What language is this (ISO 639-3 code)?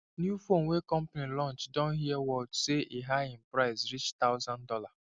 pcm